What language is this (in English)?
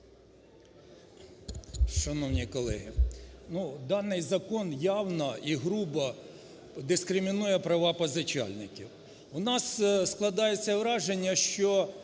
Ukrainian